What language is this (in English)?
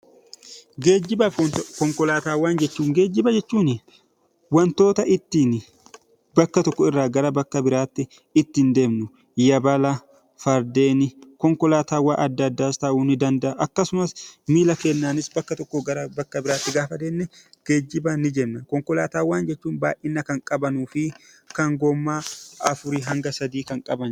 Oromo